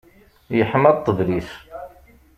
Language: Kabyle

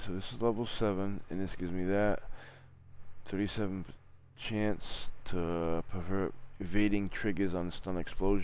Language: English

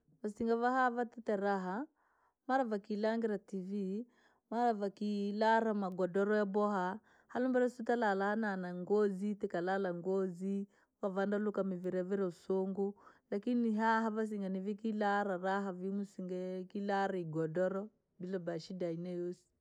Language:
Langi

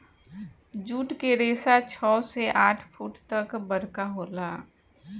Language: Bhojpuri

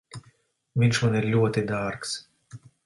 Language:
Latvian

